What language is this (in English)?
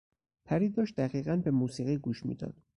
Persian